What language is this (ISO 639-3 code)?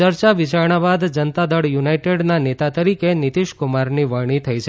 guj